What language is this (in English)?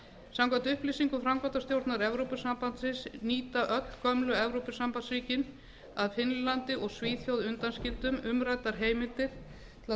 Icelandic